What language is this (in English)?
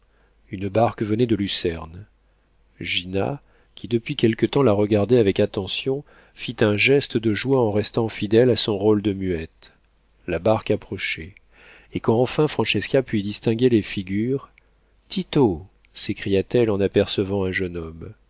French